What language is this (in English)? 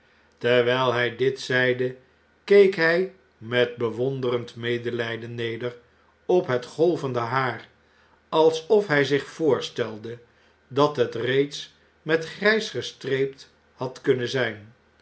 Dutch